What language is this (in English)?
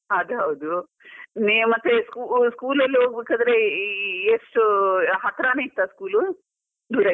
Kannada